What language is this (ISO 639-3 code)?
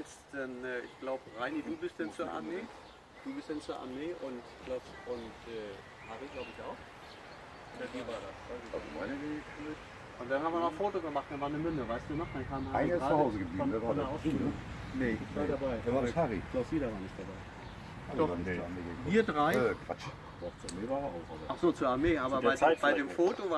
deu